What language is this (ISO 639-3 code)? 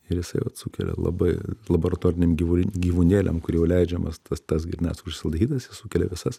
lit